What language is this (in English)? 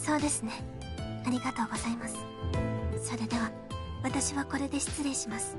Japanese